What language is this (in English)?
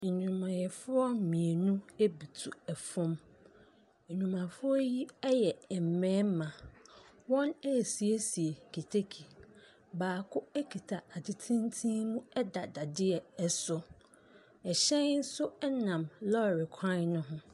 Akan